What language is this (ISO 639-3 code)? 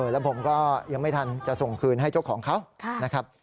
tha